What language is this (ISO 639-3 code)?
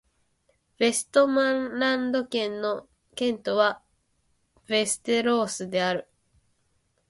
jpn